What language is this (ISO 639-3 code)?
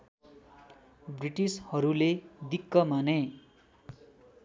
nep